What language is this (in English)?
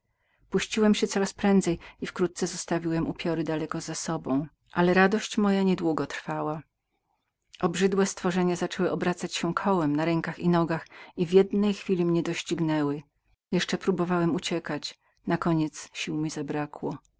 Polish